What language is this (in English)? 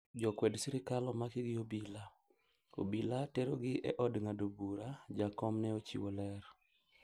Luo (Kenya and Tanzania)